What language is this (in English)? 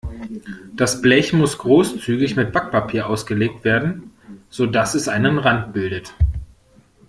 German